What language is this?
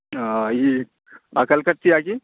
Urdu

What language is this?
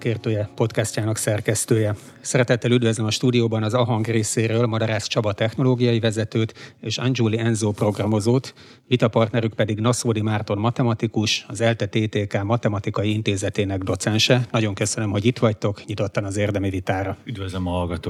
Hungarian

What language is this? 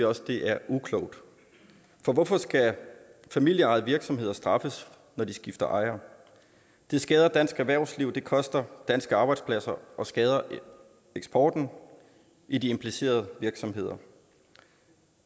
Danish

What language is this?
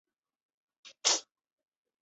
Chinese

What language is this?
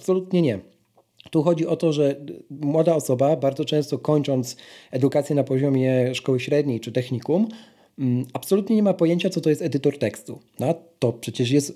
Polish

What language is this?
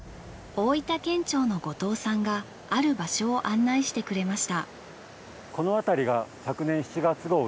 Japanese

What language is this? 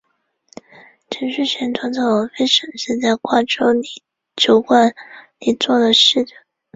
Chinese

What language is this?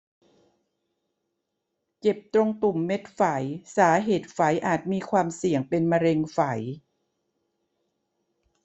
Thai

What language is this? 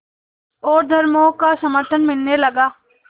Hindi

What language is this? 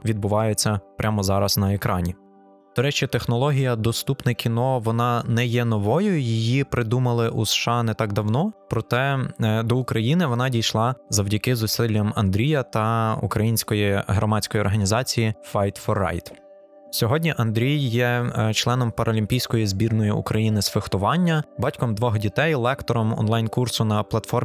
Ukrainian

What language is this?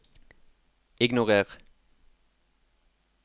Norwegian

